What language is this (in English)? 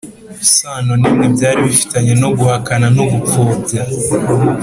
Kinyarwanda